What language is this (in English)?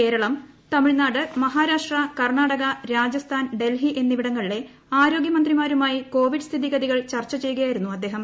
Malayalam